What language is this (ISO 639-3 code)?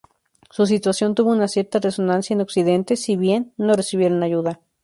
spa